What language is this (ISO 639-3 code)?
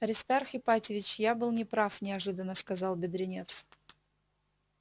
rus